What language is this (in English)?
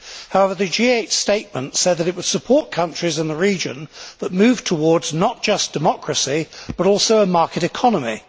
English